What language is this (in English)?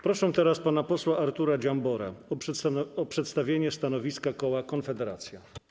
Polish